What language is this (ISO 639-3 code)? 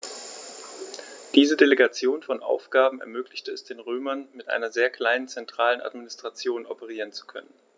deu